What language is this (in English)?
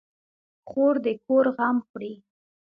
Pashto